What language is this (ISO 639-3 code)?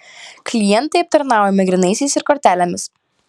lit